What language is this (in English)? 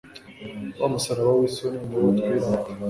Kinyarwanda